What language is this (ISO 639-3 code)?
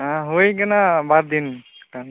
sat